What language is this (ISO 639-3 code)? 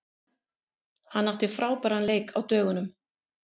isl